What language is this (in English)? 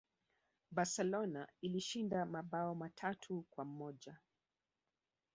Swahili